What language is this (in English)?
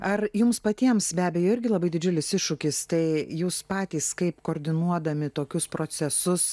Lithuanian